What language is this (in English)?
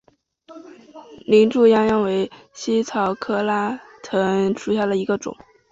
Chinese